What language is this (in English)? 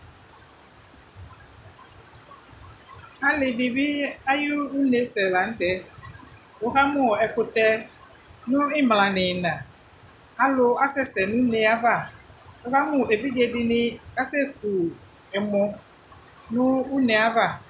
Ikposo